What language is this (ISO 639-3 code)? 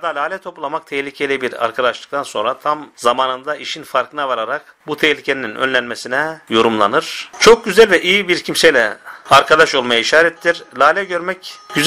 tur